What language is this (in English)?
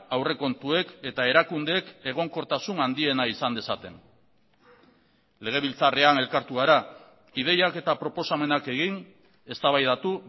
Basque